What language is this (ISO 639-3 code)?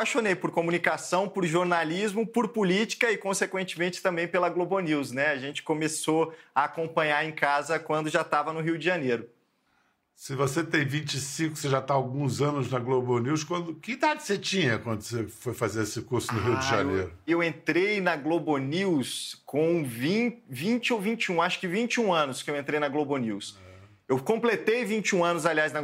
por